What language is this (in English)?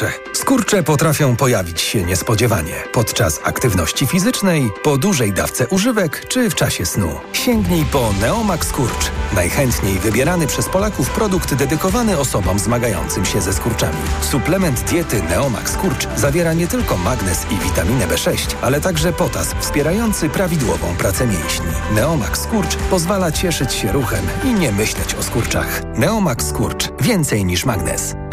Polish